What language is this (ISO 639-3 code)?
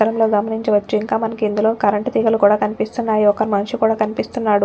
tel